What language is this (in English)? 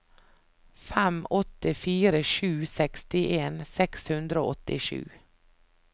Norwegian